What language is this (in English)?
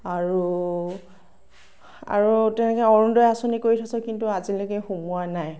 Assamese